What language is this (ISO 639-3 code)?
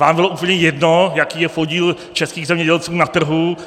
ces